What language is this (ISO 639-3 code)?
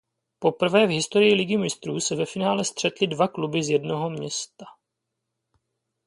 ces